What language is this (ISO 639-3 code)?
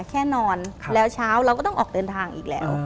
tha